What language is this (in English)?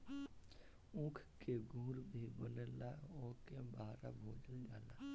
Bhojpuri